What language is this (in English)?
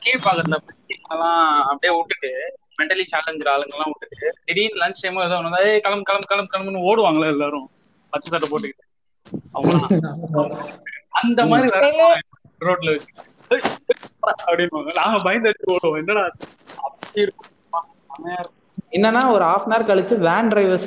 Tamil